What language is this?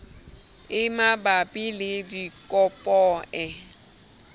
Southern Sotho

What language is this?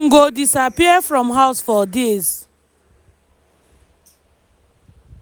Nigerian Pidgin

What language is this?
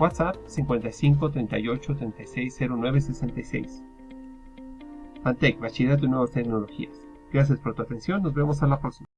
Spanish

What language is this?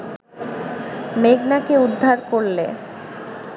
Bangla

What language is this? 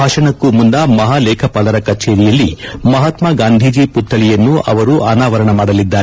Kannada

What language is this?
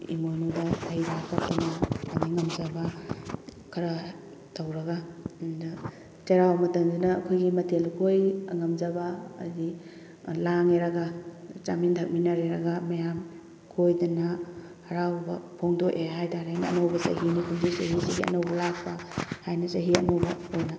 Manipuri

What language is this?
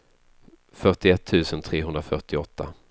Swedish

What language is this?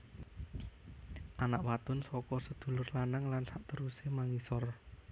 Javanese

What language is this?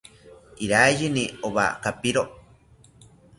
South Ucayali Ashéninka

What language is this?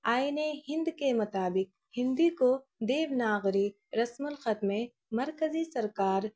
Urdu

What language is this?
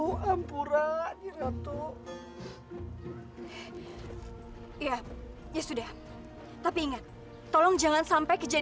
Indonesian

